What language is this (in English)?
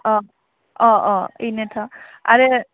Bodo